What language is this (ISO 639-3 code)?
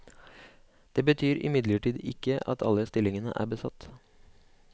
nor